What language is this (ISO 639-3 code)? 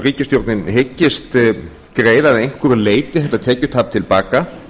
isl